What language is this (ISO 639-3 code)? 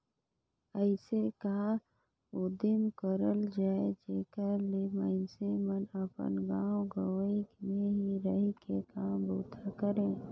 hne